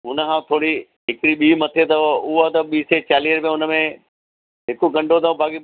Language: Sindhi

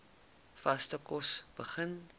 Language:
Afrikaans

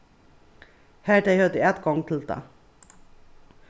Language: Faroese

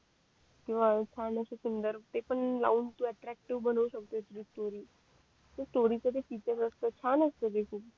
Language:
Marathi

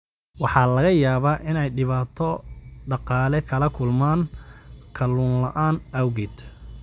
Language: Somali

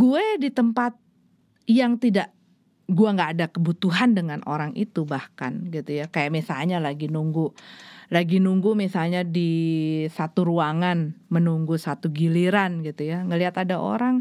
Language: Indonesian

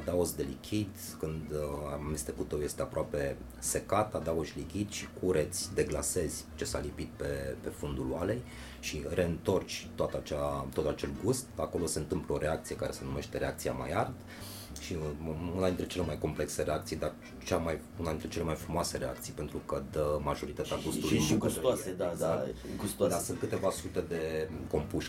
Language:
Romanian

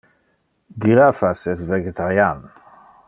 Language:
Interlingua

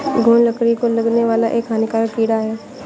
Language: Hindi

